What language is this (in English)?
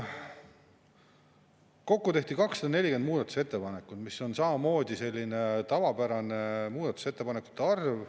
Estonian